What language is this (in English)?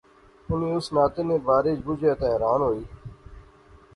Pahari-Potwari